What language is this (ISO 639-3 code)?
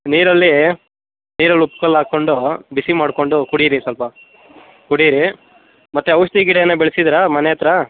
kan